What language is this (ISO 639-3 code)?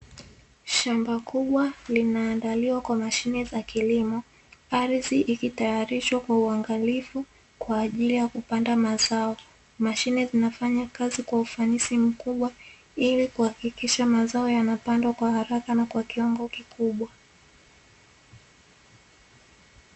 swa